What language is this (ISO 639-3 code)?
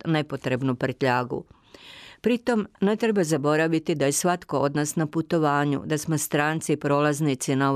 hrv